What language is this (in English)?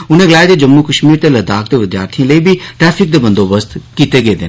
Dogri